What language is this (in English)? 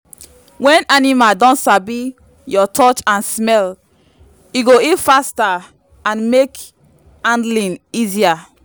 Nigerian Pidgin